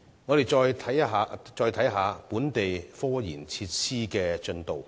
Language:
Cantonese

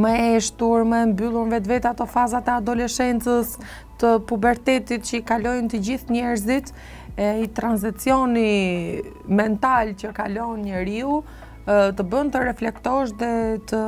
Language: Romanian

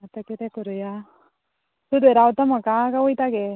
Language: Konkani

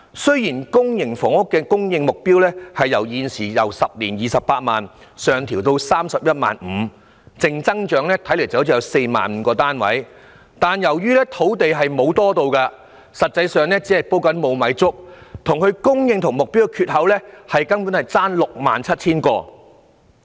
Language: Cantonese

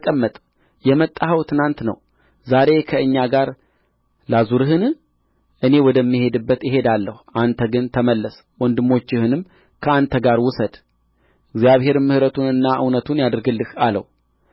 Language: Amharic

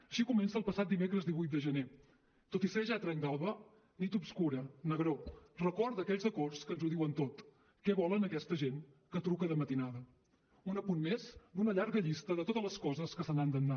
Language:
Catalan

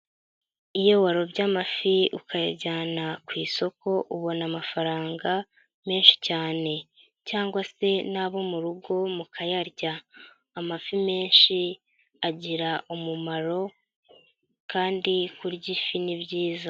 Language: Kinyarwanda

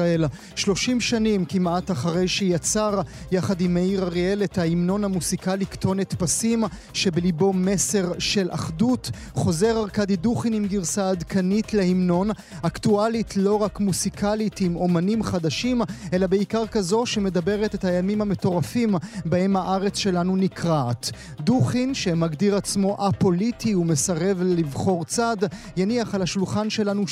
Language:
Hebrew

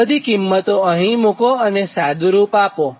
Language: Gujarati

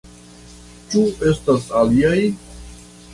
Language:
Esperanto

